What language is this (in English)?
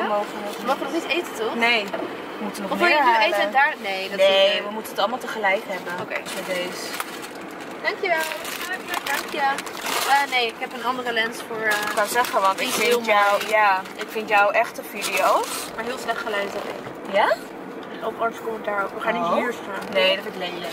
Dutch